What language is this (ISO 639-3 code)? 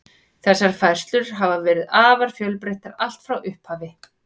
isl